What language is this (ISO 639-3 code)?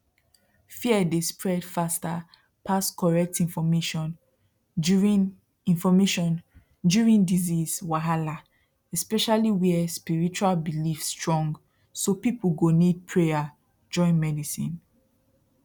pcm